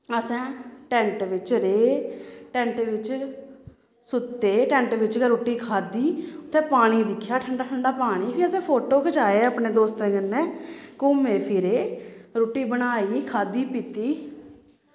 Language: Dogri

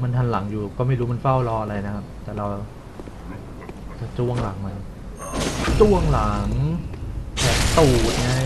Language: Thai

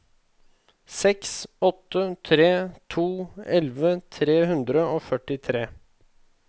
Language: Norwegian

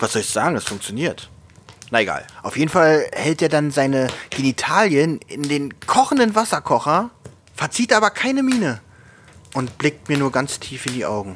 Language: German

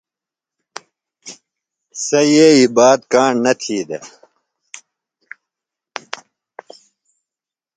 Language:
Phalura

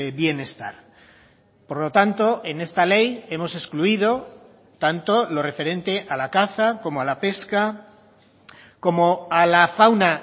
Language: Spanish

